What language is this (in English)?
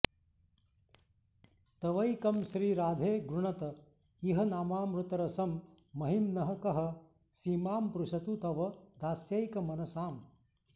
Sanskrit